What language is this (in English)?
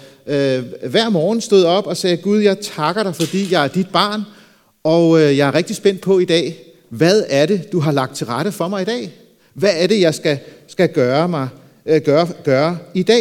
Danish